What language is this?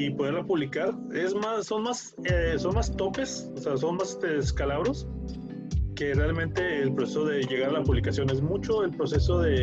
Spanish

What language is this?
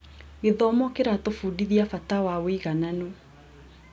Kikuyu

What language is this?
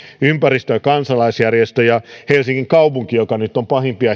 Finnish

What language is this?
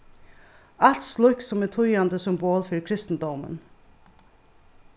Faroese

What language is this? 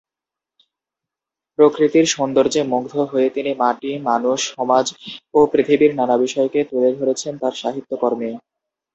Bangla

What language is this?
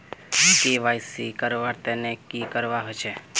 Magahi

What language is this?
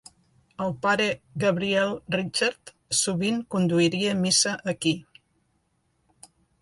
Catalan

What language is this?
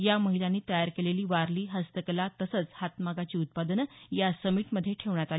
Marathi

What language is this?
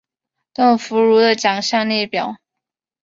Chinese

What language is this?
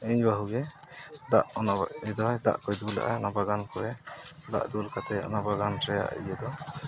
Santali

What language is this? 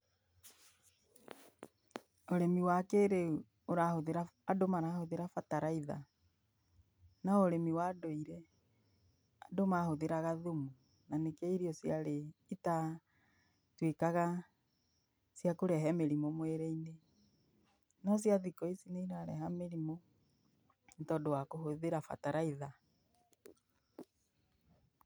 Kikuyu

